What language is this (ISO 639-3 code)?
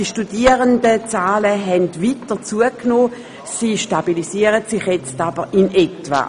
gsw